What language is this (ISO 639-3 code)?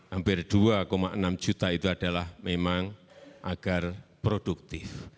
ind